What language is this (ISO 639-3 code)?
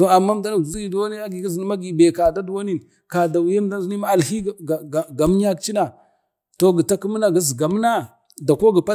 bde